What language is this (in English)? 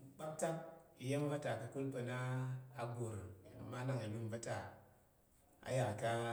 Tarok